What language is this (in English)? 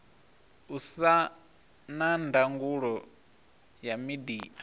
Venda